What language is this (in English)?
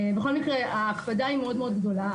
Hebrew